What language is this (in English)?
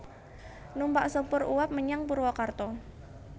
Javanese